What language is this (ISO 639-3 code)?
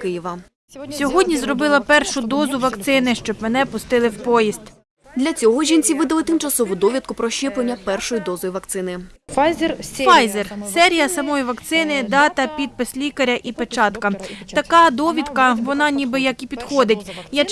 ukr